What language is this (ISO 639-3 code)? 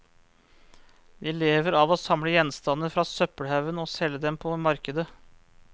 nor